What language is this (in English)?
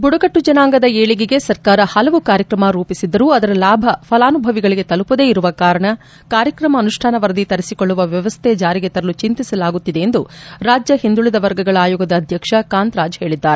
Kannada